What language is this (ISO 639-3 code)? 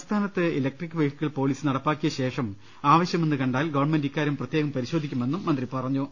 mal